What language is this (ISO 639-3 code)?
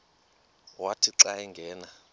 xho